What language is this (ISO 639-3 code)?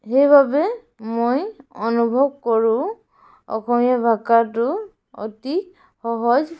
asm